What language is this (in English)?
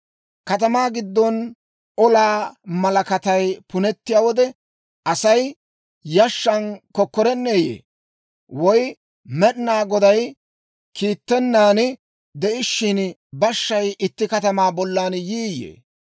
Dawro